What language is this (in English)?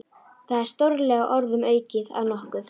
Icelandic